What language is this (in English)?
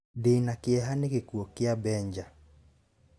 Kikuyu